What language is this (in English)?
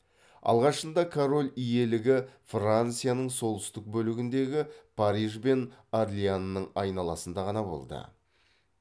Kazakh